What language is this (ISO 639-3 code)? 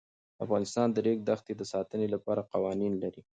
pus